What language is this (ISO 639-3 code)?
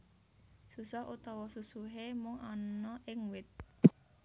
jav